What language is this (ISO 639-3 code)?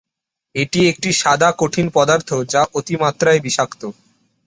ben